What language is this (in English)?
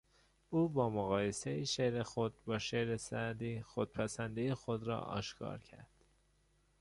Persian